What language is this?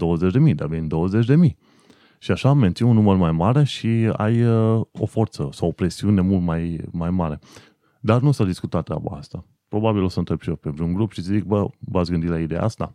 Romanian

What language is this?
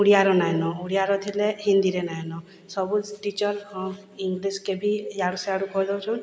Odia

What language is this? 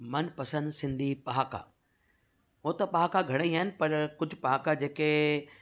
Sindhi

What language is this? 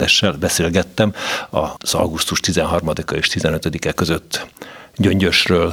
Hungarian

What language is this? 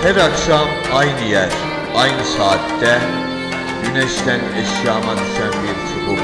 Turkish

